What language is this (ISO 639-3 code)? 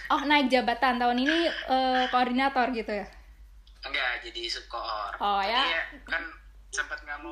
ind